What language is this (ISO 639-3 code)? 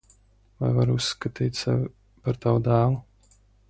lav